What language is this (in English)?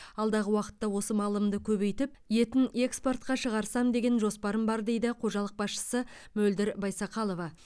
Kazakh